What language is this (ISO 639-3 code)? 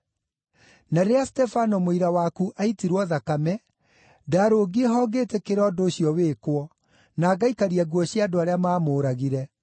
kik